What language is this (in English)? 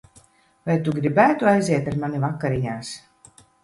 Latvian